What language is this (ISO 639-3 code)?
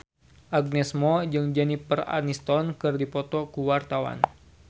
sun